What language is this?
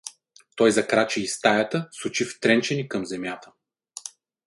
Bulgarian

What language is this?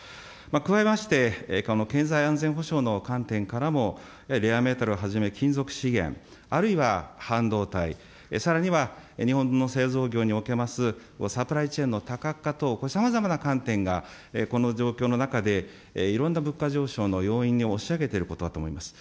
Japanese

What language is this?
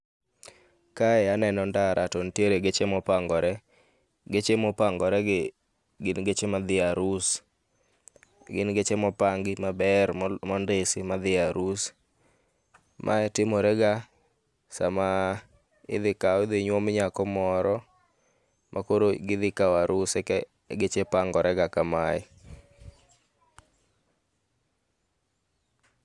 Luo (Kenya and Tanzania)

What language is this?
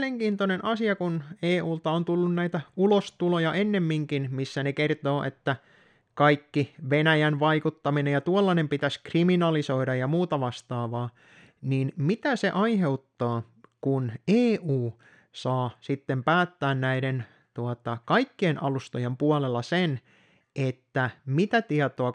Finnish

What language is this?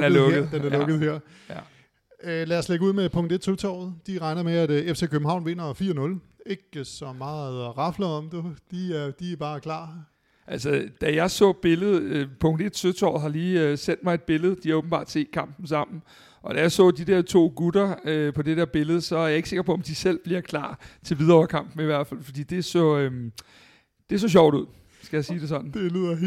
Danish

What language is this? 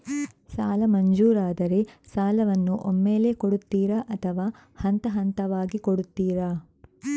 Kannada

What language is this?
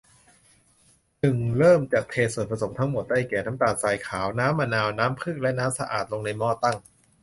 Thai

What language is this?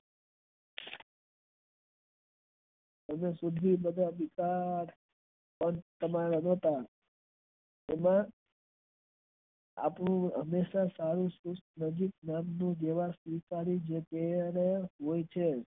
Gujarati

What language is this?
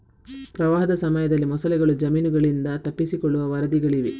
Kannada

